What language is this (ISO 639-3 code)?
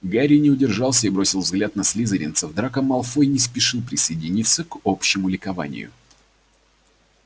rus